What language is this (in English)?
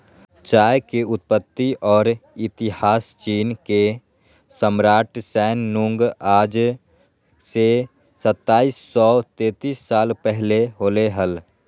Magahi